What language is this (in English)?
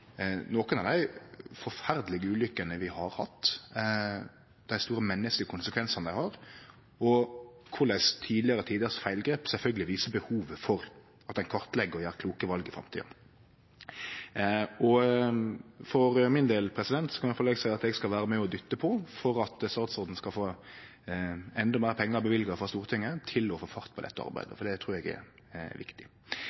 Norwegian Nynorsk